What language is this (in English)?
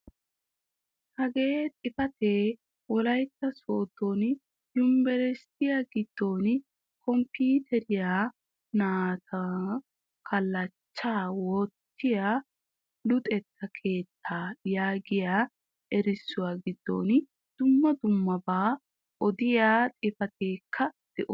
Wolaytta